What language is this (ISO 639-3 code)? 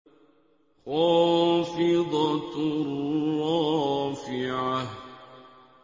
ara